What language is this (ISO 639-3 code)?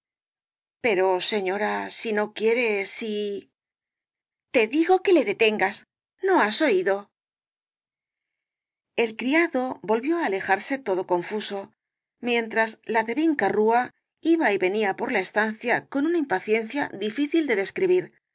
spa